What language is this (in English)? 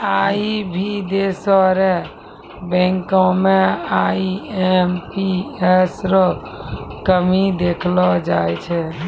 Maithili